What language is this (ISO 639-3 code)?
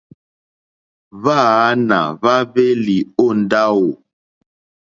bri